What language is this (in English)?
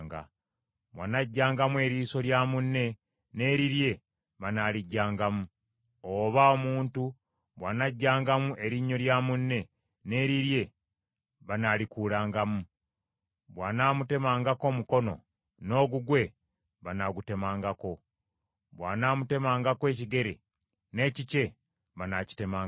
Ganda